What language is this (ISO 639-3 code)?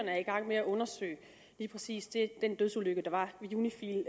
dan